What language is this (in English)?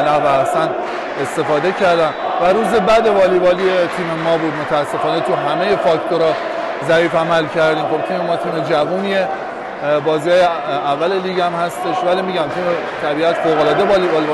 Persian